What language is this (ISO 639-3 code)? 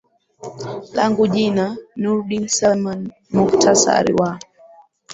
swa